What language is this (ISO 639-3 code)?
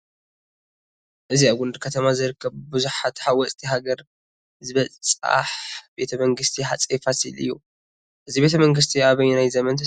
tir